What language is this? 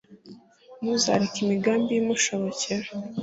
Kinyarwanda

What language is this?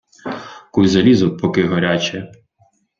Ukrainian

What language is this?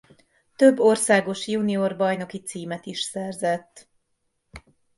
Hungarian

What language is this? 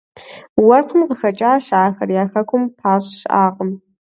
Kabardian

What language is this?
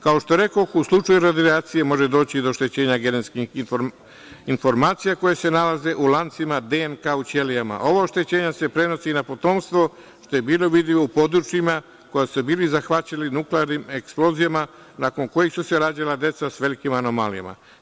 Serbian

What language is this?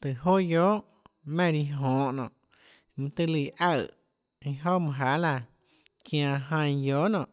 Tlacoatzintepec Chinantec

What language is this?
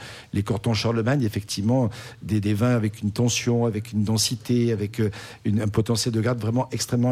French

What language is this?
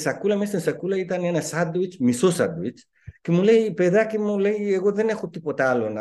Greek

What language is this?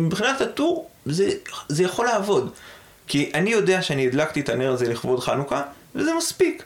Hebrew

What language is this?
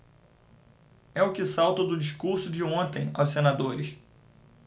Portuguese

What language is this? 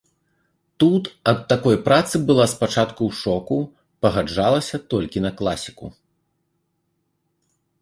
Belarusian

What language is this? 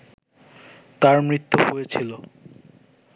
Bangla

